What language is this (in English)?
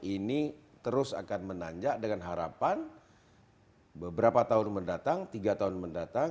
Indonesian